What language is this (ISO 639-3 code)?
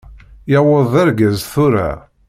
kab